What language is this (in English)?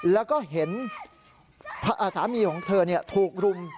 Thai